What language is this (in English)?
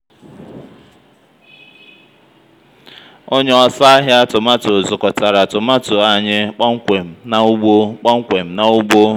Igbo